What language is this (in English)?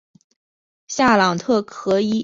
Chinese